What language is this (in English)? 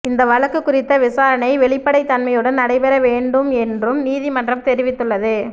Tamil